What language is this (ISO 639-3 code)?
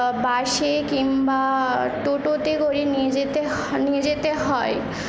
ben